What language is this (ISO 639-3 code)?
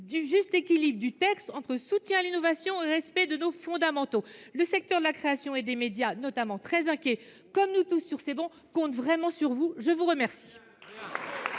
fra